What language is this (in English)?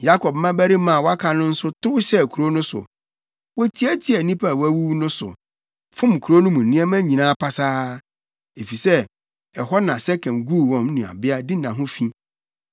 Akan